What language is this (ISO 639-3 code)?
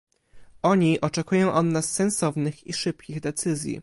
pol